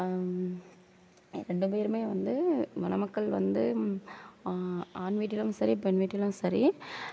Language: Tamil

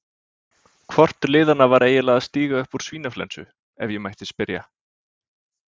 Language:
Icelandic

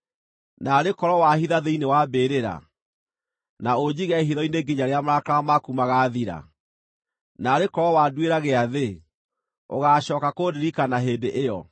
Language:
Kikuyu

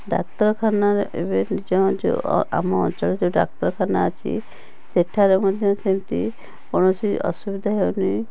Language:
Odia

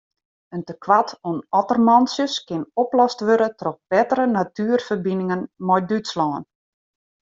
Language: Western Frisian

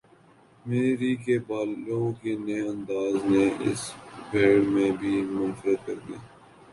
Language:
Urdu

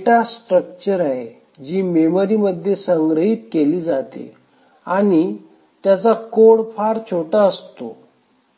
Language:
Marathi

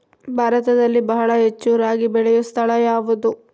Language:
Kannada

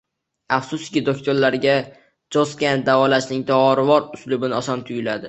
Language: Uzbek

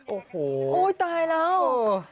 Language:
Thai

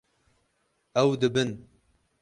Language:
Kurdish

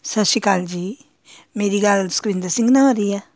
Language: Punjabi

